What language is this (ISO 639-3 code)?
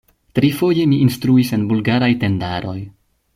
epo